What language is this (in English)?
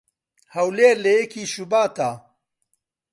Central Kurdish